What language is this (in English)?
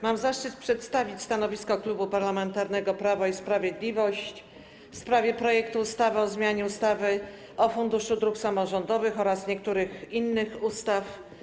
Polish